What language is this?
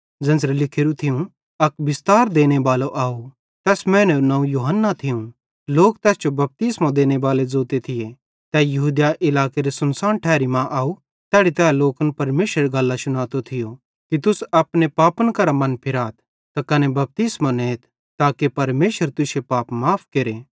Bhadrawahi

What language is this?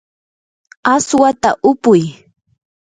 Yanahuanca Pasco Quechua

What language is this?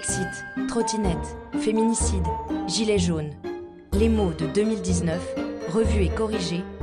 French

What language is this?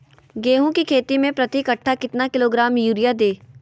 Magahi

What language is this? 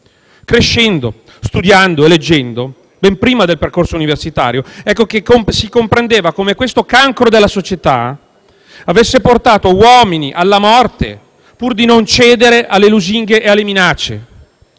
Italian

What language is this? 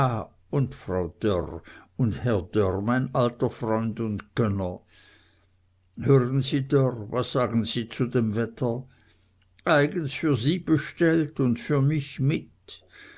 German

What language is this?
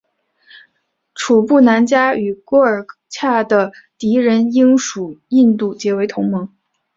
Chinese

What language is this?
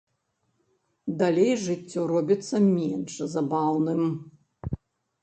Belarusian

